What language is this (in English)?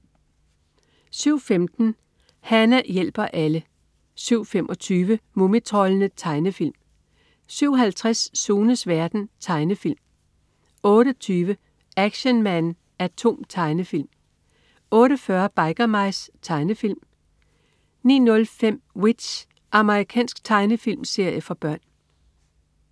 Danish